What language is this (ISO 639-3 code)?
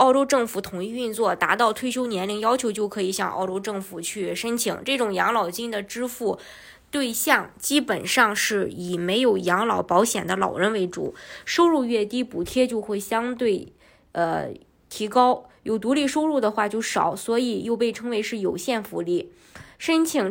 zho